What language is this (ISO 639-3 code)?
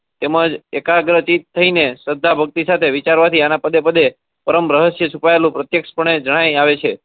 guj